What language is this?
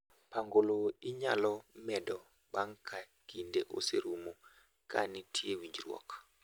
Luo (Kenya and Tanzania)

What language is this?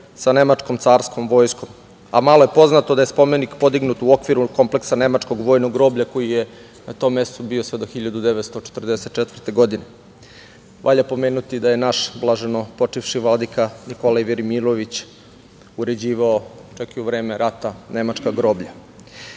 Serbian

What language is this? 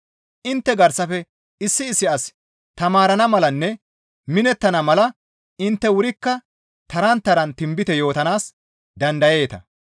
Gamo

